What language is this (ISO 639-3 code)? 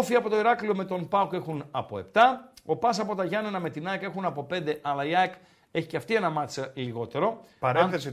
ell